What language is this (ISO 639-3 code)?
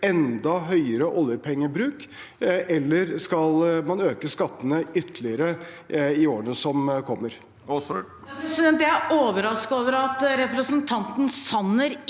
nor